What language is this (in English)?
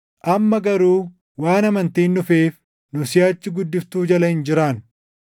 Oromo